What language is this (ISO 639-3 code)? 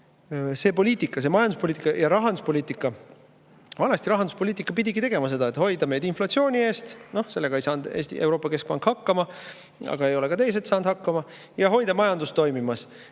est